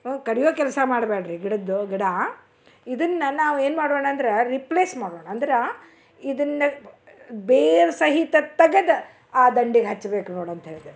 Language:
Kannada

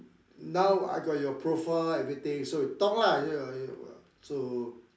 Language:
English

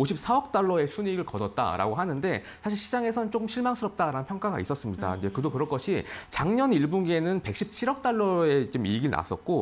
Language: Korean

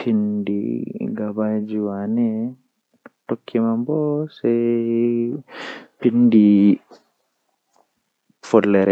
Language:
Western Niger Fulfulde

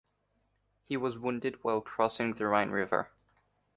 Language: English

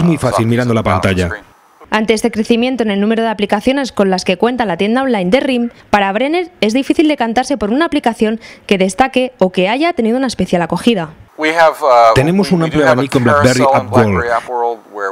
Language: Spanish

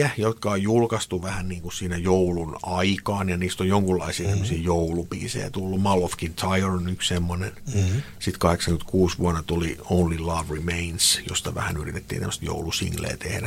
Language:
Finnish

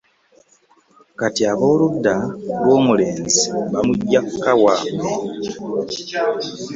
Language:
Ganda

